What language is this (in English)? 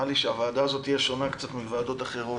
Hebrew